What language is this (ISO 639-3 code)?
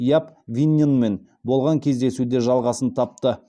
kaz